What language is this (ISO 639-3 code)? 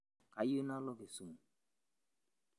mas